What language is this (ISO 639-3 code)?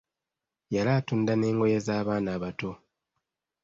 lug